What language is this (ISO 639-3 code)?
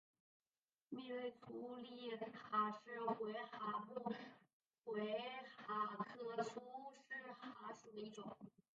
zho